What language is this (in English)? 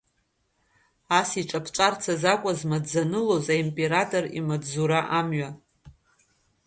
Abkhazian